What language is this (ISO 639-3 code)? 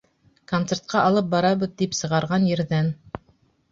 bak